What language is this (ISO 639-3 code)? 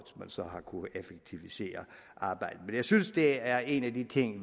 dan